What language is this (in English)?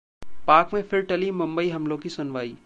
Hindi